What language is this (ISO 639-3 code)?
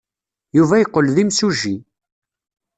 kab